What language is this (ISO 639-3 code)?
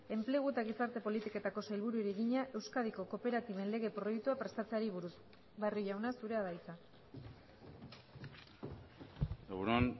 eus